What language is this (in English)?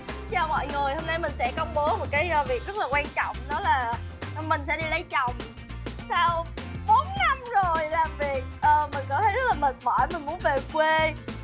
Vietnamese